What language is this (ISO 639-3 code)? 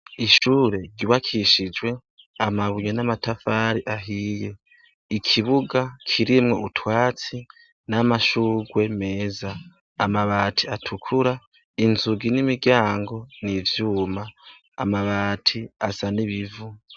run